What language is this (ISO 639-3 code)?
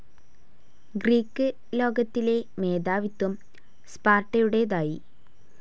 mal